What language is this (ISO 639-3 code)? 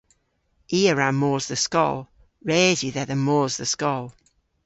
cor